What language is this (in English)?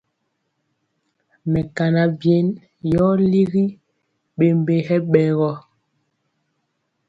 Mpiemo